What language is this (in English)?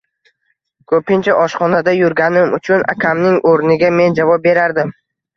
Uzbek